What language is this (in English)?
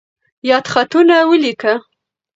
Pashto